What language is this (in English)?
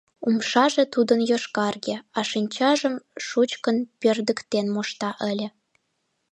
Mari